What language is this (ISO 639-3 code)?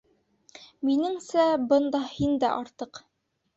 bak